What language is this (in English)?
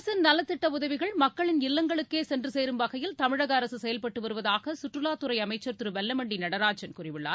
Tamil